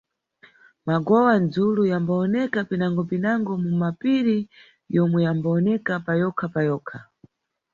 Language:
Nyungwe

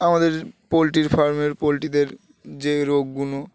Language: Bangla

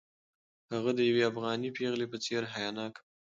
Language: Pashto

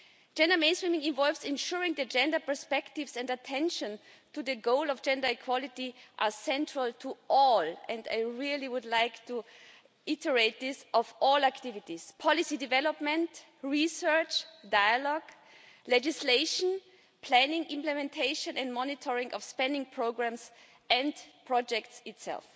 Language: English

